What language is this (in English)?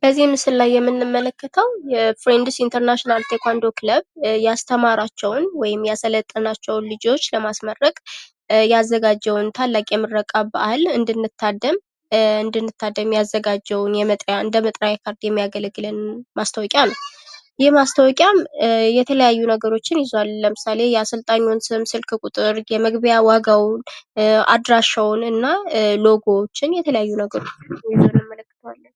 Amharic